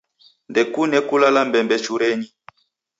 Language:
Taita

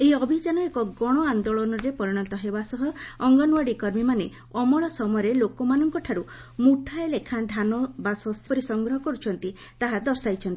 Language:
Odia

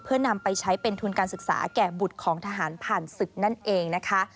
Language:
Thai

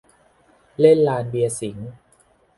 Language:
Thai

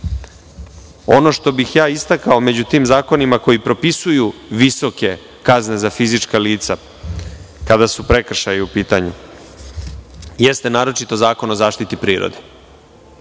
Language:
Serbian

